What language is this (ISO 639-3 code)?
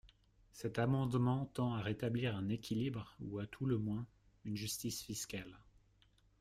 fra